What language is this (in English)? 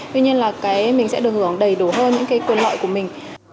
Vietnamese